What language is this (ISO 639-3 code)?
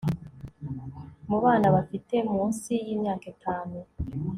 kin